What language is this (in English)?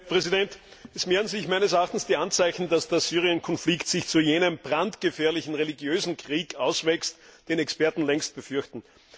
German